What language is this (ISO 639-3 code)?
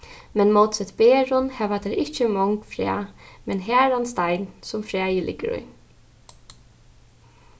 fao